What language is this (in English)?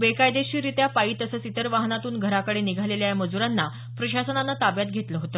Marathi